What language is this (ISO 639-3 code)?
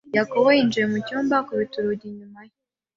kin